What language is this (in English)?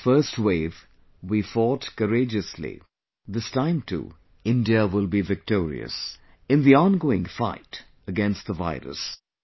English